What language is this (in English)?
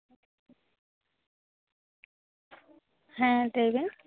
Santali